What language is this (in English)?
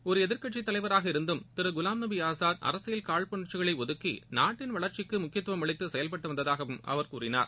Tamil